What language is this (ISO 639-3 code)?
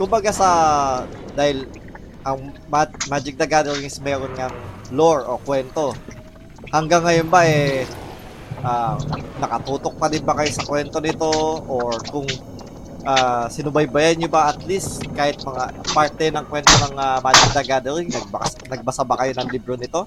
fil